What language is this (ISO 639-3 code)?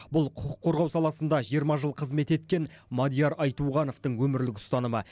kaz